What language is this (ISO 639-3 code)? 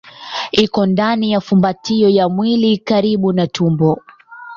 swa